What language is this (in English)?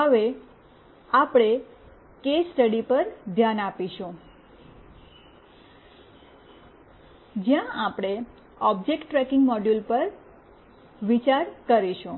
Gujarati